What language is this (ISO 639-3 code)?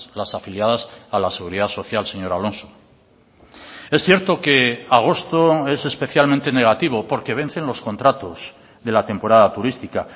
spa